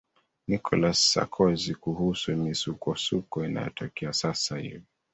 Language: Swahili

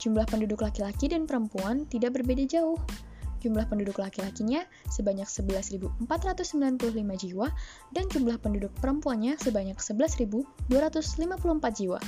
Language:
Indonesian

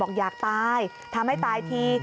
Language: Thai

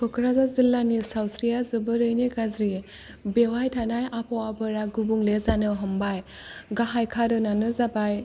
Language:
Bodo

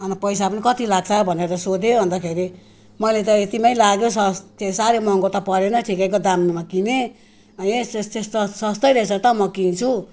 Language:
Nepali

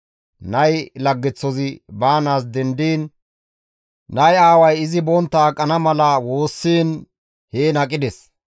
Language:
Gamo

